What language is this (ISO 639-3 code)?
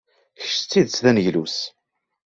kab